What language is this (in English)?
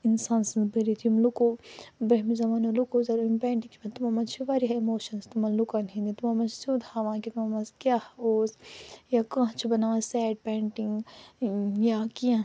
Kashmiri